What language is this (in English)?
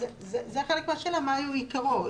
Hebrew